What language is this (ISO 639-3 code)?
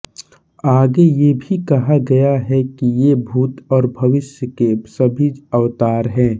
hin